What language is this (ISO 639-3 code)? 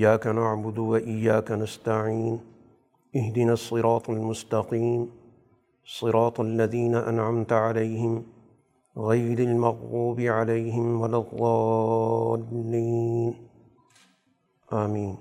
urd